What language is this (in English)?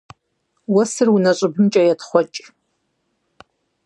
Kabardian